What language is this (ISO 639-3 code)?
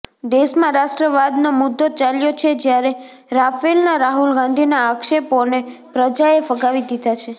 guj